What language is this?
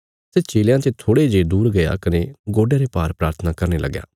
Bilaspuri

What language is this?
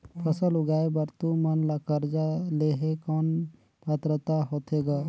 Chhattisgarhi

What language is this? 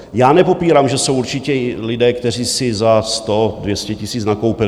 Czech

